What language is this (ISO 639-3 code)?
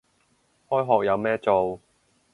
yue